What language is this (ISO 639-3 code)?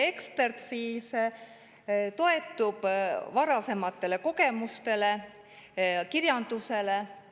est